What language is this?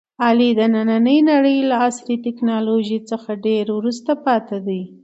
Pashto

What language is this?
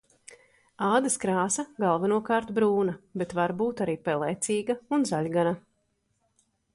Latvian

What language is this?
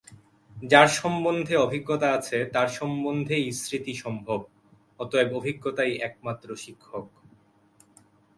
Bangla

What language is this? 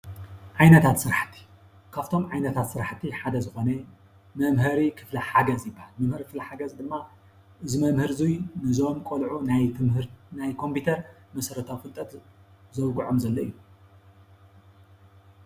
Tigrinya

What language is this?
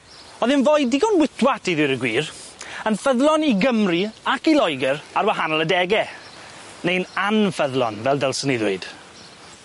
Welsh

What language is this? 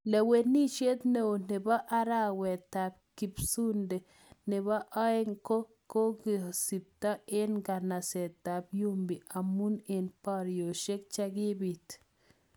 Kalenjin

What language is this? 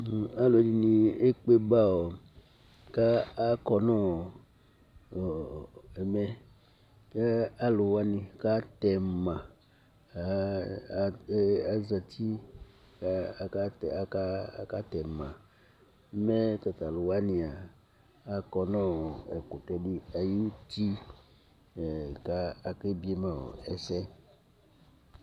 Ikposo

